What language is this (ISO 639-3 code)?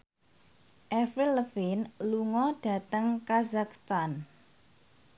jav